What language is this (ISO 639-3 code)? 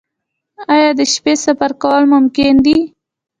pus